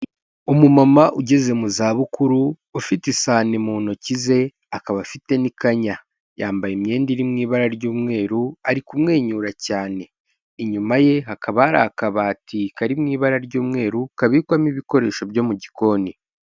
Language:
Kinyarwanda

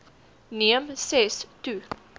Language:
Afrikaans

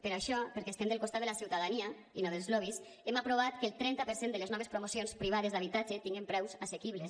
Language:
Catalan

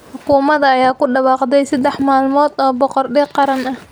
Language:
Somali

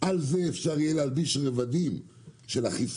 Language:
Hebrew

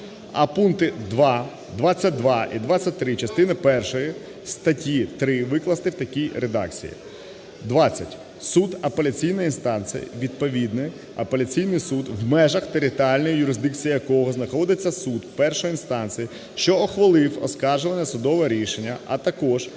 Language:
Ukrainian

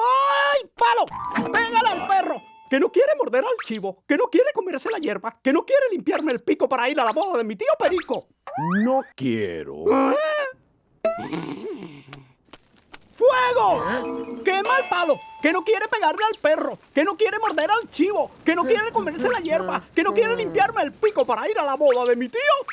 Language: Spanish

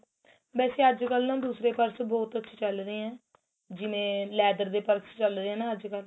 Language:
Punjabi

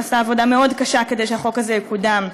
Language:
Hebrew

